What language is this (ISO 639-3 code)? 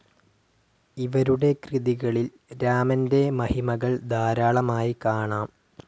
mal